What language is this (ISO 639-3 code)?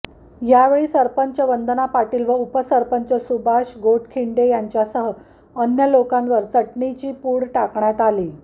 mar